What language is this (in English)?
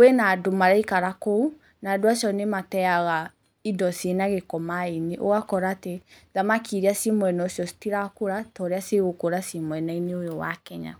Kikuyu